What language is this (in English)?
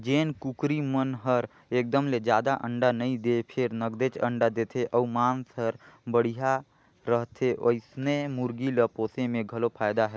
Chhattisgarhi